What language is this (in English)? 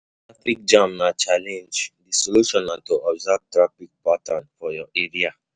Nigerian Pidgin